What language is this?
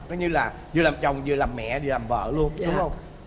Vietnamese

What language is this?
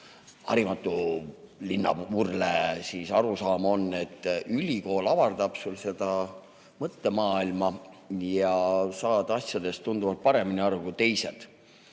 Estonian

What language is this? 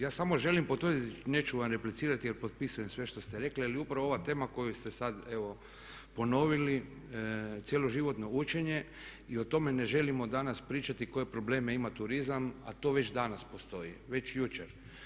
Croatian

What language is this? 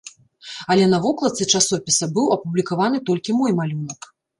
Belarusian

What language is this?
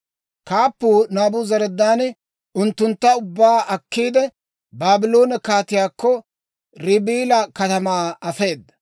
Dawro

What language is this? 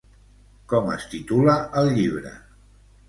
Catalan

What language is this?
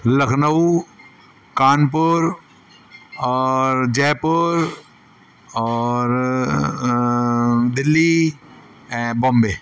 Sindhi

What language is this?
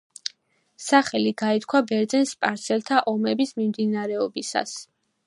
Georgian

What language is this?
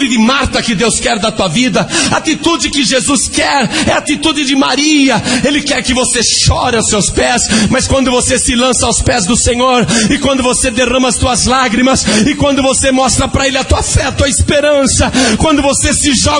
Portuguese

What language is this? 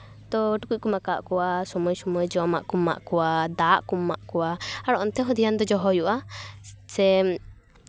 Santali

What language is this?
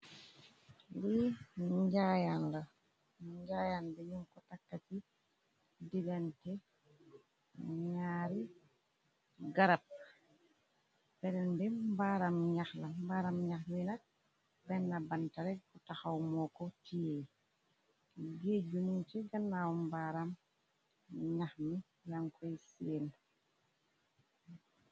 Wolof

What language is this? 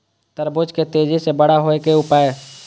Maithili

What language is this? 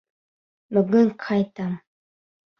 Bashkir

